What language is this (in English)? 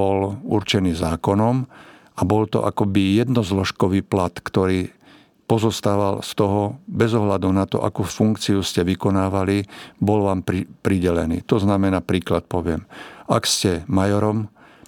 Slovak